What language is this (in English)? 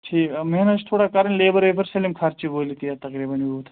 Kashmiri